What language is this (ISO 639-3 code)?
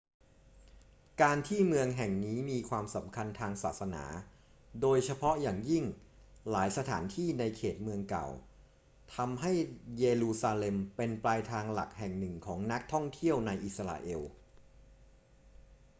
tha